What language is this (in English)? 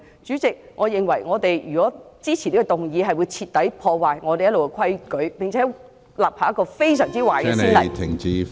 Cantonese